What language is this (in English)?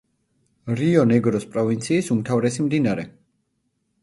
Georgian